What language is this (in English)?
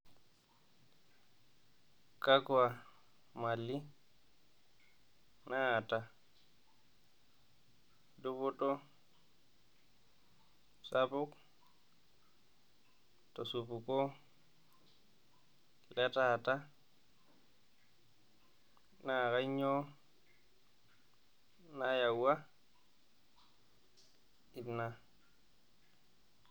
Masai